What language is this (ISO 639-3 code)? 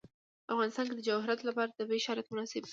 pus